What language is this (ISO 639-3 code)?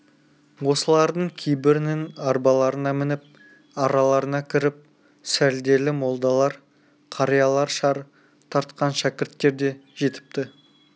kaz